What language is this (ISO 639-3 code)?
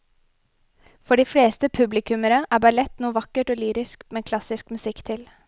nor